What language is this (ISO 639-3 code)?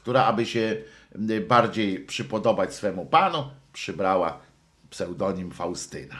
pol